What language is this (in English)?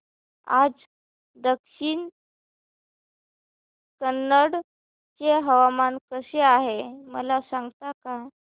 Marathi